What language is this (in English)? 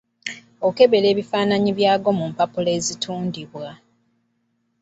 Ganda